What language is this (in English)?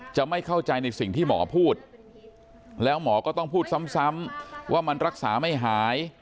Thai